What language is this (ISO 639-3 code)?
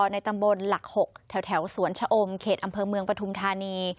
tha